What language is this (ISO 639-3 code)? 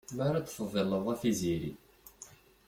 kab